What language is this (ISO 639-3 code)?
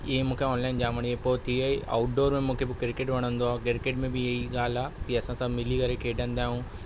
snd